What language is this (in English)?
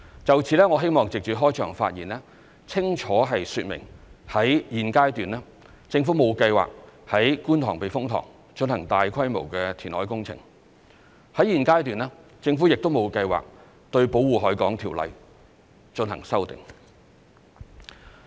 Cantonese